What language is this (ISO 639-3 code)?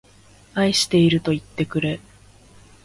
jpn